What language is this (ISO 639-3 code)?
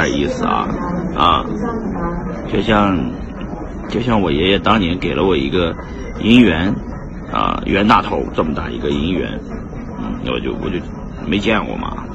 zho